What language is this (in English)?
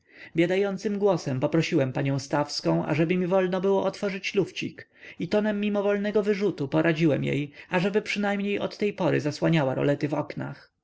Polish